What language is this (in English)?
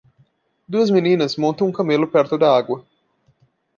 Portuguese